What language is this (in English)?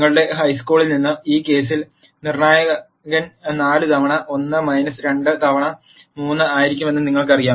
Malayalam